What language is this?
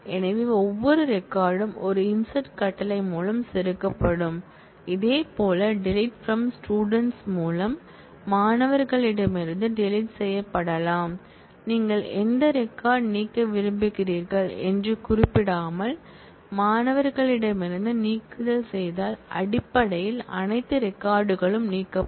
Tamil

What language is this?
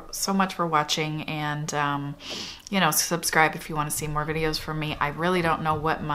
English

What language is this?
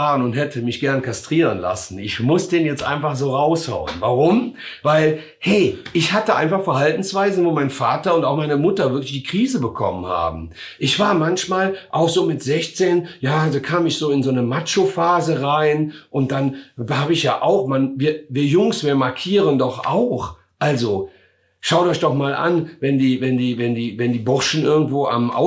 German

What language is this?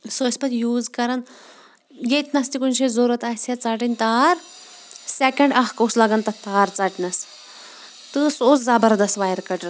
Kashmiri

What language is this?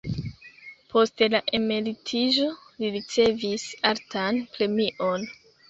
Esperanto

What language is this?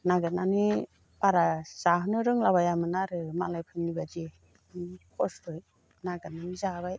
Bodo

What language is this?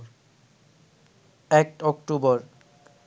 Bangla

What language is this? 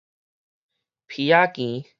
Min Nan Chinese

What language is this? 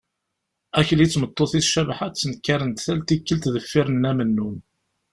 Kabyle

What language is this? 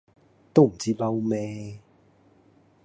Cantonese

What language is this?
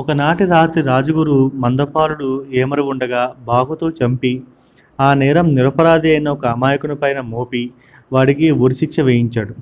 Telugu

